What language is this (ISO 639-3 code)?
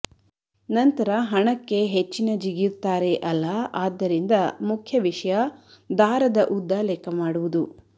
kan